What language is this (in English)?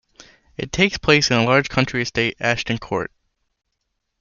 English